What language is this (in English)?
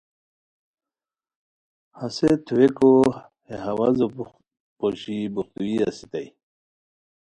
Khowar